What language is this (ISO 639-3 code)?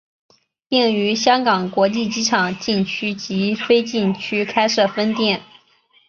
zho